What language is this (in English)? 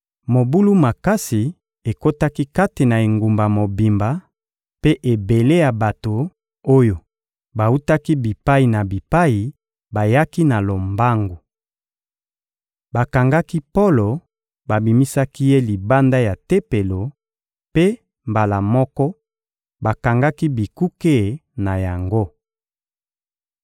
Lingala